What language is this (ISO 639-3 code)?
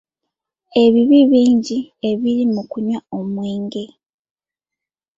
lug